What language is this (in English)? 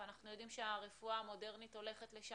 Hebrew